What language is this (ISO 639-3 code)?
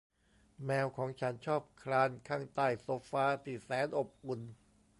tha